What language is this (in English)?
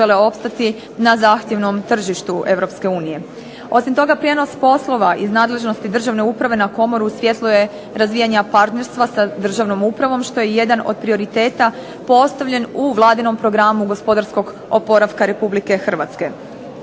Croatian